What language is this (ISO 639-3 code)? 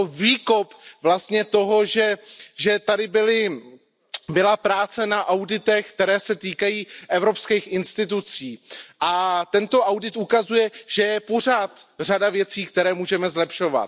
ces